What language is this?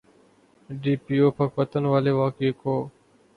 Urdu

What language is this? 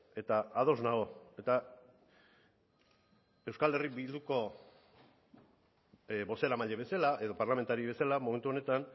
Basque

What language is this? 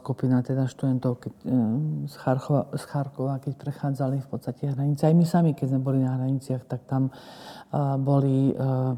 Slovak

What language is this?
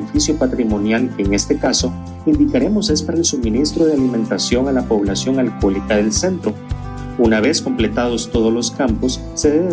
Spanish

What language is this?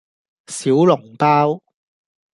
Cantonese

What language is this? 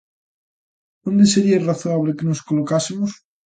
Galician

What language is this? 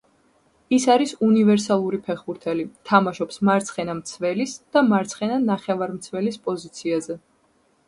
Georgian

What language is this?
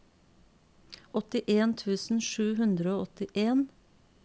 Norwegian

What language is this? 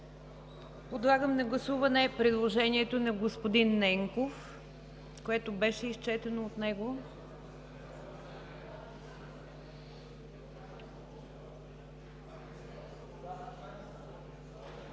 Bulgarian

